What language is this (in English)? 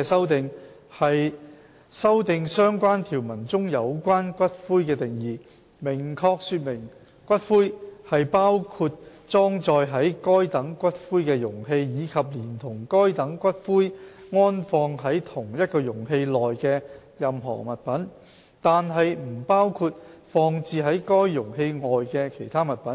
Cantonese